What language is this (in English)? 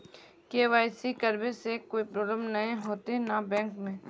Magahi